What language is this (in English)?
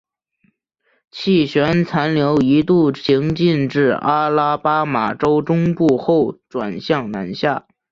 Chinese